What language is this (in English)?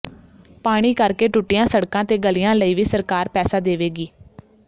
Punjabi